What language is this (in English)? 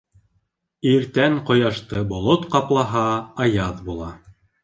Bashkir